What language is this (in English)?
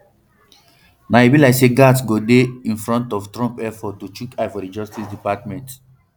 Nigerian Pidgin